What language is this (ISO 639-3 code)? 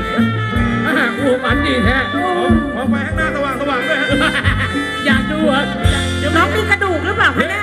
tha